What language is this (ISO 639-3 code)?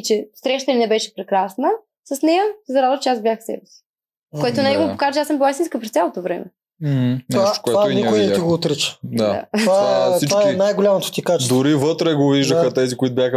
bul